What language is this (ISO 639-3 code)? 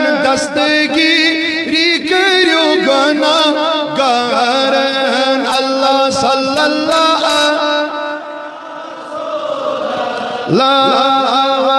urd